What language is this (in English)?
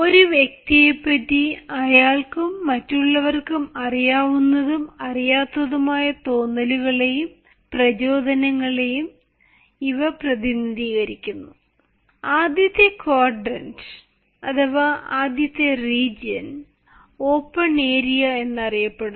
Malayalam